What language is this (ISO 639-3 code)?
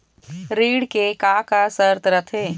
hne